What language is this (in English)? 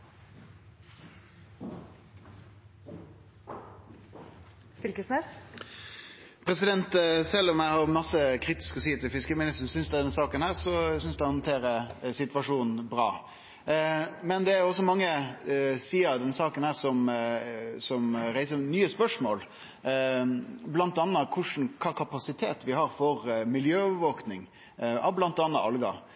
Norwegian Nynorsk